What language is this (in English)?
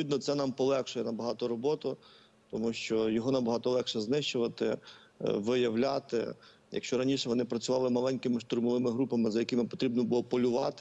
Ukrainian